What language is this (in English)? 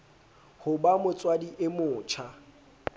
Southern Sotho